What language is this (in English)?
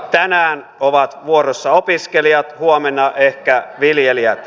Finnish